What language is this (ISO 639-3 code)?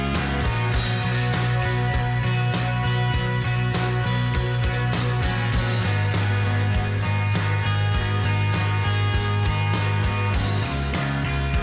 ind